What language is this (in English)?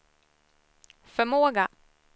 Swedish